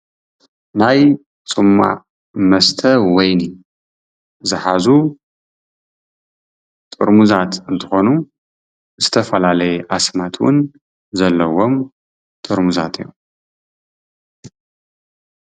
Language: Tigrinya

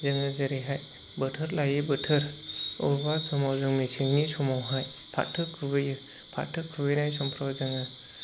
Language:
Bodo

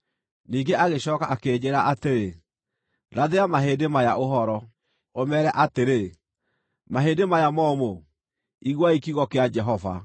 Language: Kikuyu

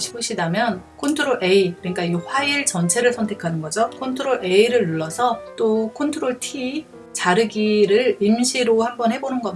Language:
Korean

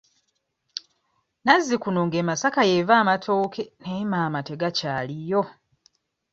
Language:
Ganda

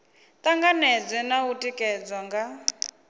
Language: Venda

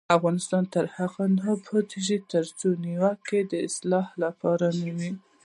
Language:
Pashto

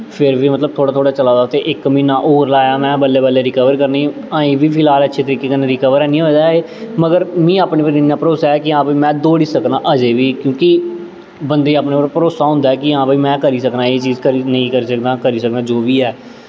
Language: Dogri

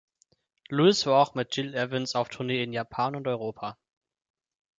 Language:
German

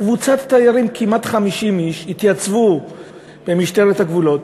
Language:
Hebrew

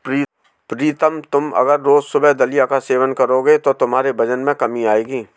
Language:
Hindi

